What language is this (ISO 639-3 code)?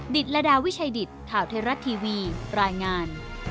tha